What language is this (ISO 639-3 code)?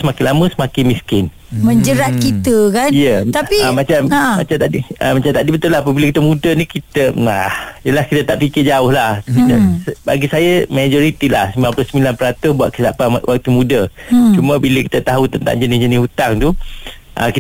msa